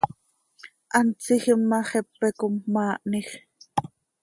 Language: Seri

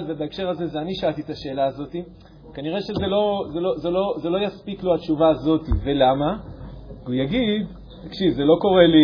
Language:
Hebrew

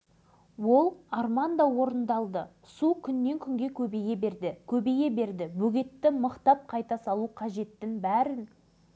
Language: Kazakh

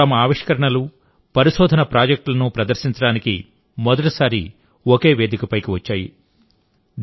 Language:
Telugu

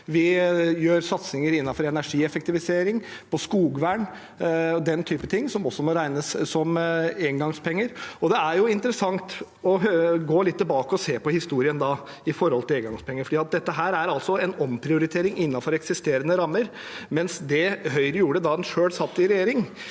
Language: Norwegian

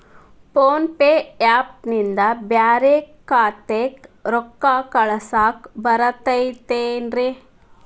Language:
Kannada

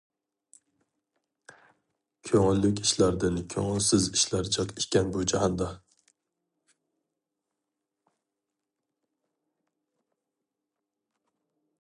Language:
Uyghur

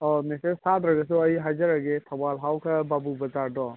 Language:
Manipuri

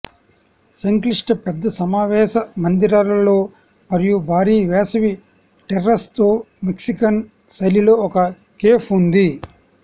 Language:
Telugu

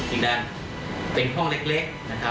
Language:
Thai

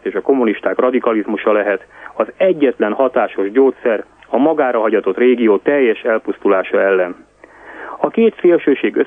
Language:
Hungarian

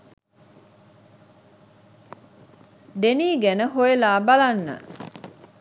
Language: Sinhala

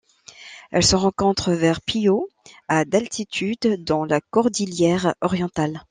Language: French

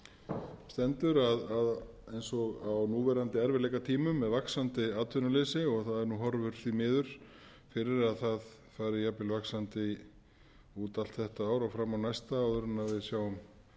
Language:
Icelandic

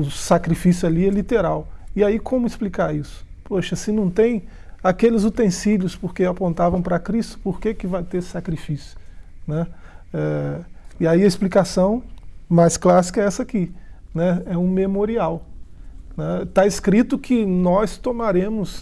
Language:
Portuguese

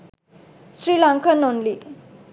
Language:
Sinhala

